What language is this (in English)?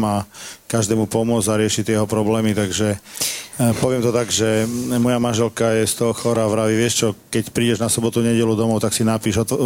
Slovak